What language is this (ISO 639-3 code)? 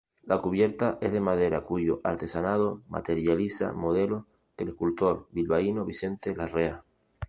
spa